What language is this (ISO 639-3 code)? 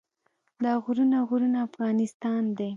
pus